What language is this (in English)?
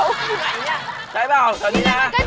Thai